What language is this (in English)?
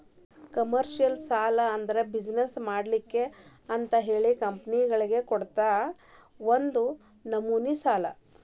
Kannada